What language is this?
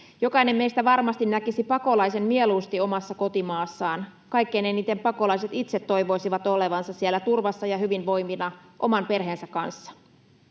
Finnish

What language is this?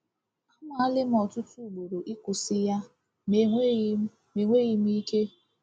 Igbo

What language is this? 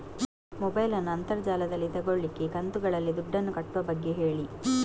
Kannada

